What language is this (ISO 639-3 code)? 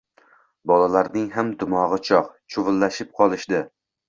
uzb